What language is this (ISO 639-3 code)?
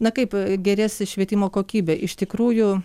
lit